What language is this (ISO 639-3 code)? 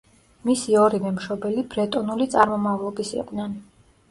kat